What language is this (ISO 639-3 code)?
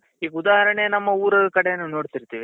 kan